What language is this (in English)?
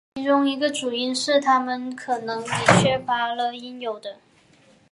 Chinese